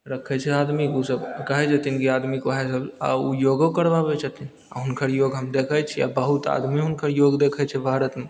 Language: Maithili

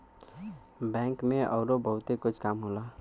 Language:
Bhojpuri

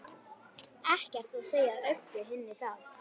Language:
Icelandic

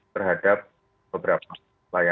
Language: Indonesian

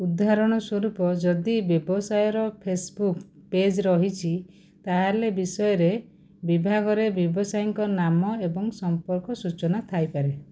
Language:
Odia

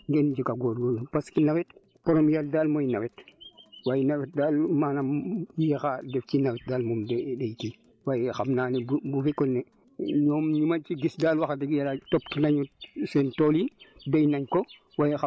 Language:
Wolof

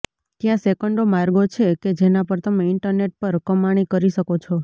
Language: Gujarati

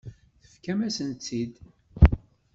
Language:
Kabyle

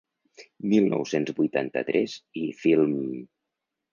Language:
Catalan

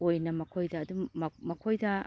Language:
Manipuri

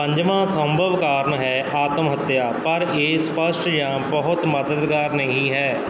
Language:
Punjabi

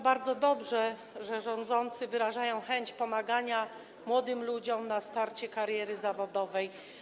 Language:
Polish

